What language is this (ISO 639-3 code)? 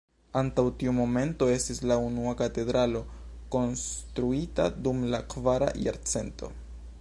epo